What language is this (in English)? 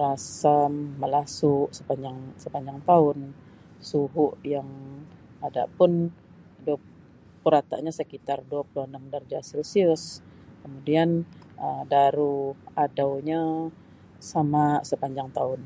Sabah Bisaya